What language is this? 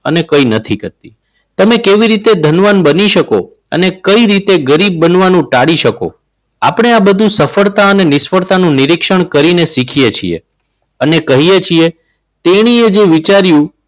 Gujarati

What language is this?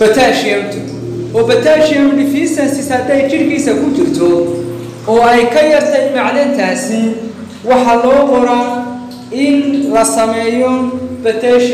Arabic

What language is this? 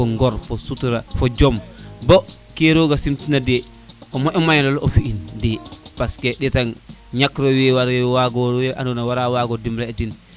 Serer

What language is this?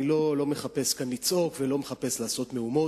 Hebrew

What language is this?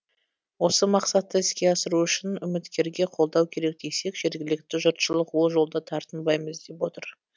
Kazakh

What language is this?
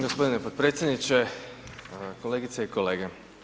Croatian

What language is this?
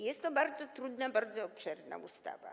Polish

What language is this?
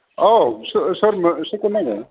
Bodo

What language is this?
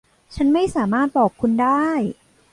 Thai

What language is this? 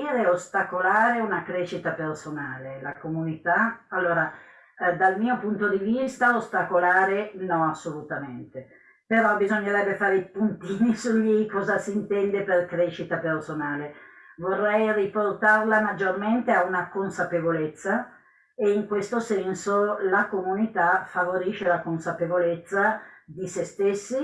Italian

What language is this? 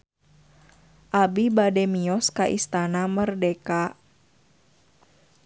Sundanese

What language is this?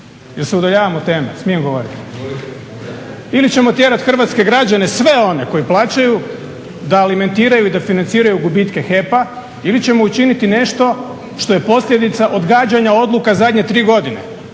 Croatian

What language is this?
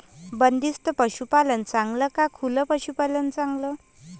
Marathi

